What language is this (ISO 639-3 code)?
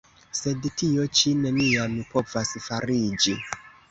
epo